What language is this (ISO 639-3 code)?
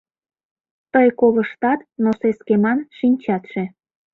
chm